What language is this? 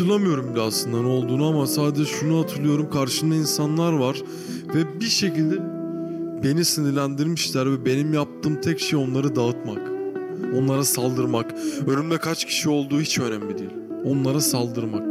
Turkish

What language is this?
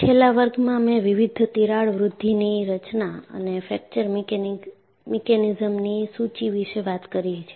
Gujarati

